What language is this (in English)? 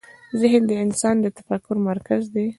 Pashto